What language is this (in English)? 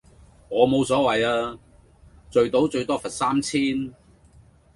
Cantonese